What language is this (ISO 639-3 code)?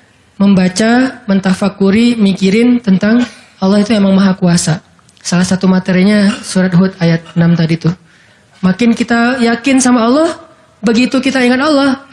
ind